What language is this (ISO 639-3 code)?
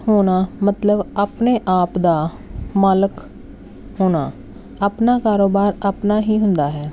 pan